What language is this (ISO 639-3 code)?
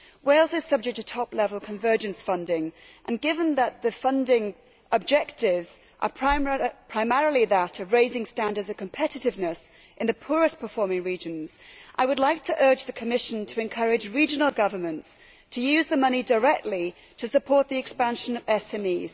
eng